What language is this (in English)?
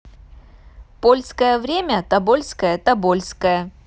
Russian